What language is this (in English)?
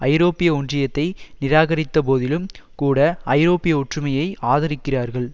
Tamil